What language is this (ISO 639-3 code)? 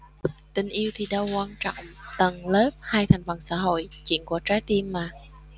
vie